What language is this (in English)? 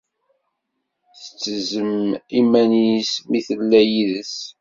Kabyle